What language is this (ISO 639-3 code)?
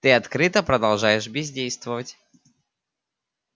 rus